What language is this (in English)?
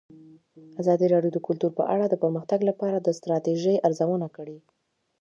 Pashto